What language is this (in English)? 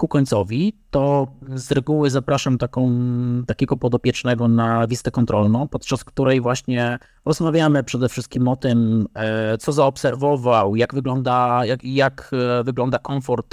Polish